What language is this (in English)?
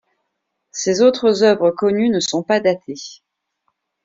French